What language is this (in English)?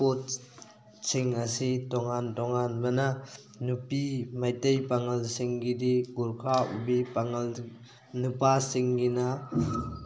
Manipuri